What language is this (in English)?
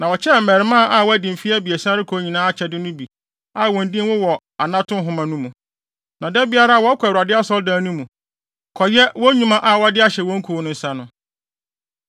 Akan